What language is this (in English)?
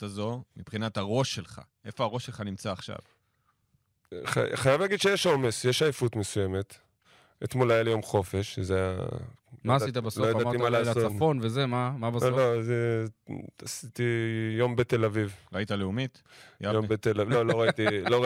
Hebrew